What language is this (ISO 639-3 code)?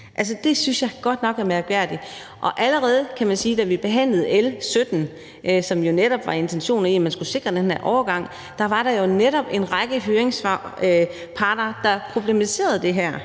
dan